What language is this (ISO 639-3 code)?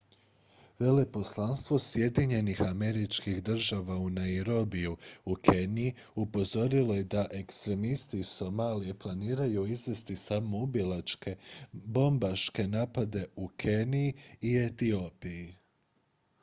hrv